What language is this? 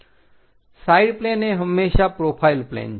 Gujarati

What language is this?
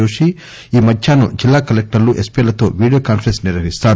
Telugu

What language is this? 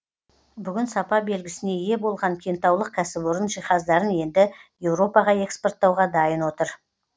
Kazakh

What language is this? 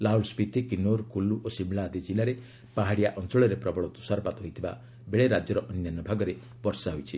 Odia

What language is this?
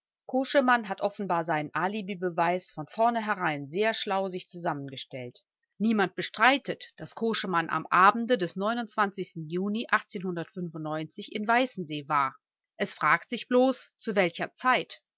German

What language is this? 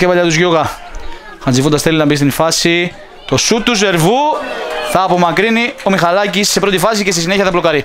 Greek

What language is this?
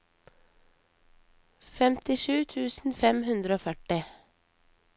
Norwegian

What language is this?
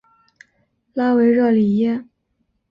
Chinese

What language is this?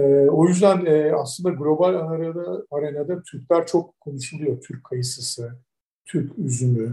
Turkish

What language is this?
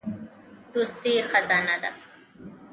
Pashto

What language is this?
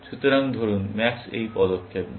Bangla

